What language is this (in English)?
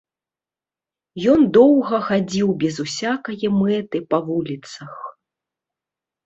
Belarusian